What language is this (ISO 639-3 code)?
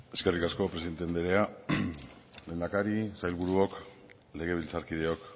eus